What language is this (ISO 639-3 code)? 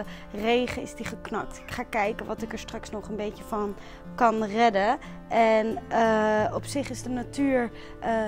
nld